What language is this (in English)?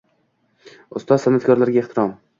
Uzbek